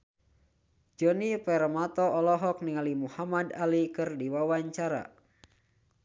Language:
Sundanese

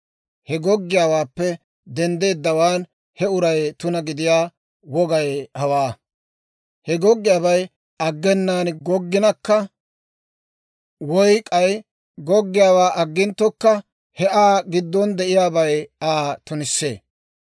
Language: Dawro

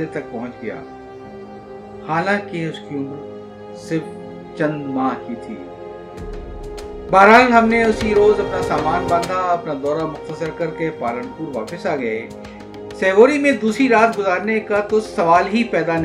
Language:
Urdu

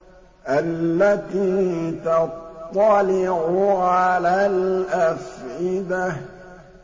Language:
Arabic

